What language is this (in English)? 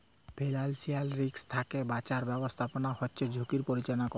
Bangla